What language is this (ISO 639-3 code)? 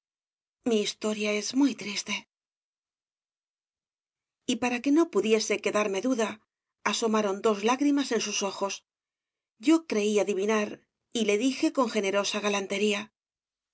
spa